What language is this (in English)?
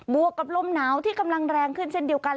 Thai